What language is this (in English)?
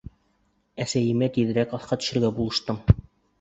Bashkir